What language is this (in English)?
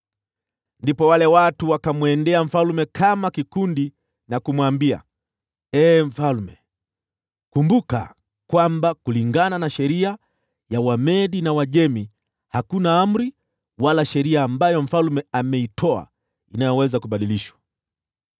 Swahili